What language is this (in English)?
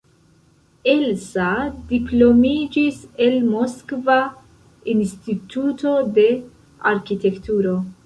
Esperanto